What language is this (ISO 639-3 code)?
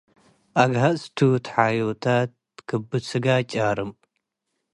tig